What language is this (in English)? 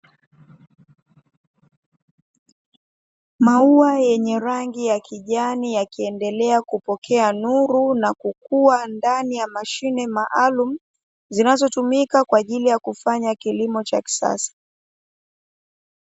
Swahili